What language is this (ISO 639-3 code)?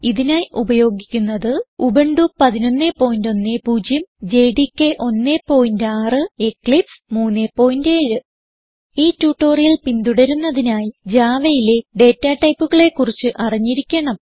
mal